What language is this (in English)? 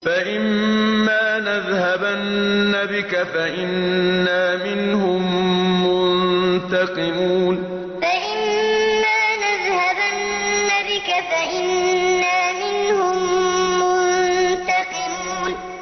Arabic